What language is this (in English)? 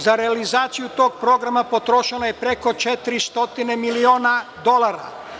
Serbian